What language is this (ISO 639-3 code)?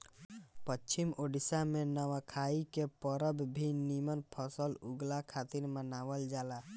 bho